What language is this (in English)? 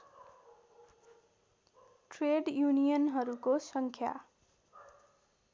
Nepali